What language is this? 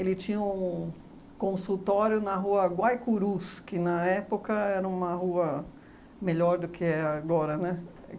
Portuguese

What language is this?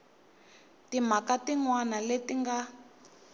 Tsonga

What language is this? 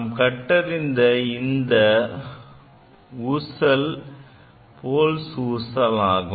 Tamil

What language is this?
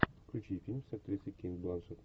Russian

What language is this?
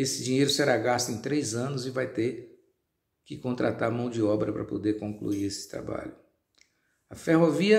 Portuguese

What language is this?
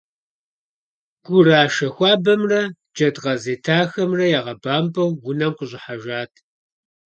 Kabardian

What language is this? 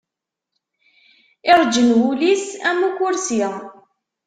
Kabyle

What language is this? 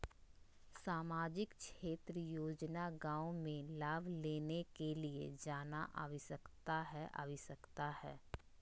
Magahi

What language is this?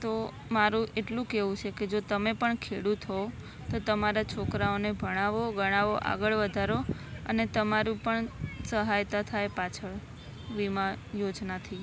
Gujarati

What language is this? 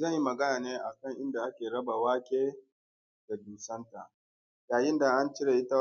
Hausa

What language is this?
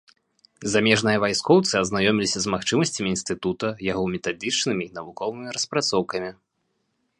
Belarusian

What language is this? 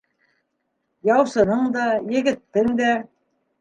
Bashkir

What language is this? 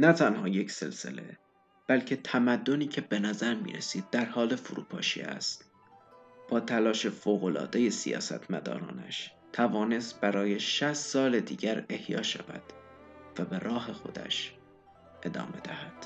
Persian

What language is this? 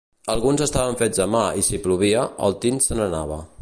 Catalan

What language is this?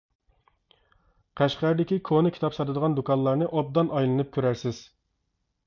Uyghur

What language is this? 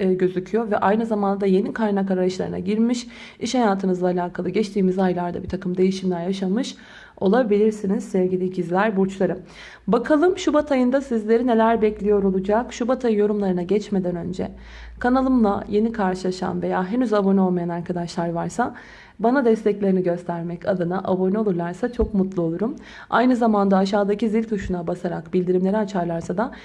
Turkish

